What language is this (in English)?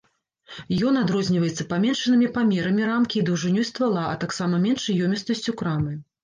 Belarusian